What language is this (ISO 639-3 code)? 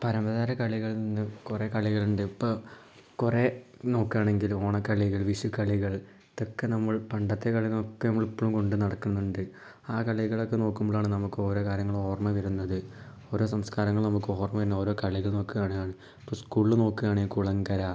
mal